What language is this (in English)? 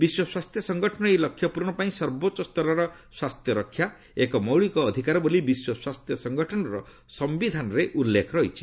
Odia